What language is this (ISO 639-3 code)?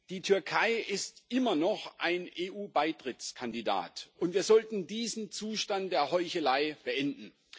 deu